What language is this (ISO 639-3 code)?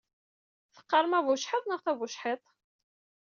kab